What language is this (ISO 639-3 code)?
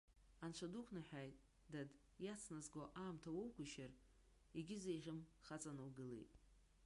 abk